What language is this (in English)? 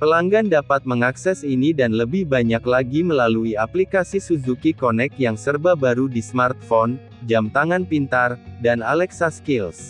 Indonesian